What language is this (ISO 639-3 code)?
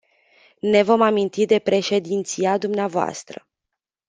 ron